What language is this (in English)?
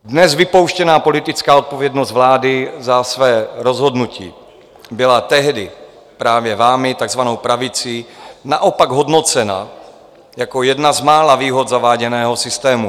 Czech